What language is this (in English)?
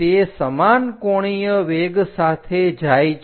Gujarati